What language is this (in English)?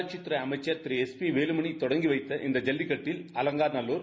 Tamil